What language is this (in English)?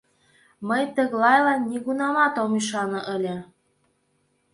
Mari